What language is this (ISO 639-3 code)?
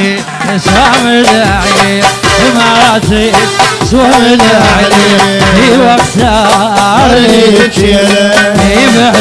ara